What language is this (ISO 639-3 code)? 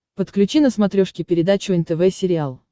rus